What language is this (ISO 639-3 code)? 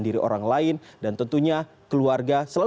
ind